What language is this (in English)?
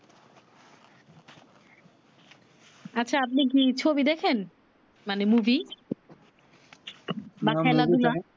Bangla